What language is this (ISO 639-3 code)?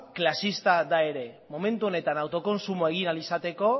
eus